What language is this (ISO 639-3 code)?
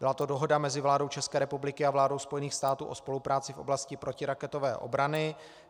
ces